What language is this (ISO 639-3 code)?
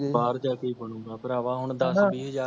pan